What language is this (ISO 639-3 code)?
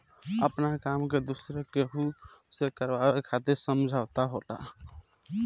bho